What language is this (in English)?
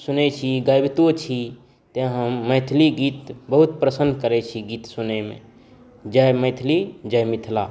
Maithili